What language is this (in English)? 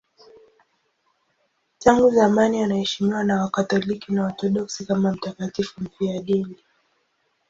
Swahili